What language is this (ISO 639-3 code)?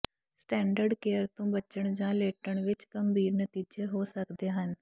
pan